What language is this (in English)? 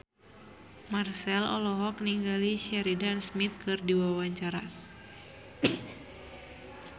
Sundanese